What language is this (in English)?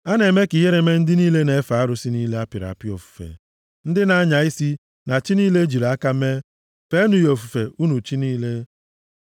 Igbo